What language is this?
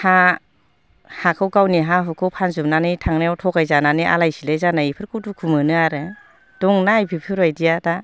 Bodo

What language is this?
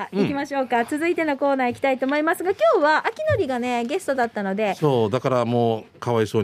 Japanese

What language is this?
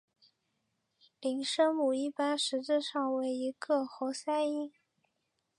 Chinese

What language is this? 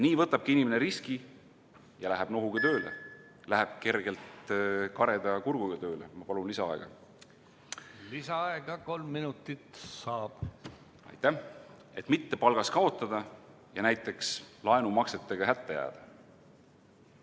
Estonian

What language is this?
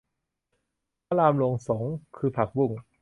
Thai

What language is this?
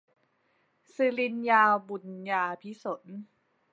Thai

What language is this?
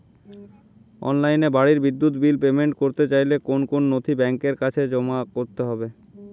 Bangla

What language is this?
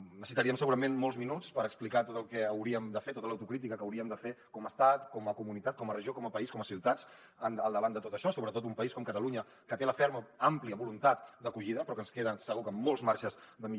Catalan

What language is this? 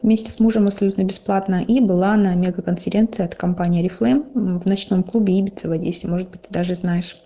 Russian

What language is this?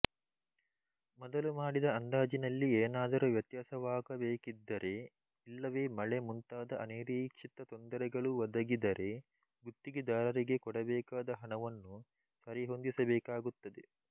Kannada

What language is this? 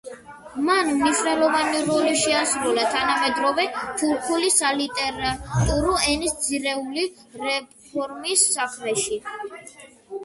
Georgian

